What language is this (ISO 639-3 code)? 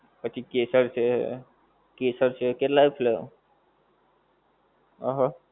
guj